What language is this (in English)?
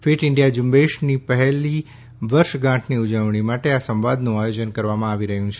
Gujarati